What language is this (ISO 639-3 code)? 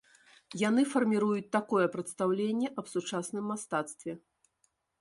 bel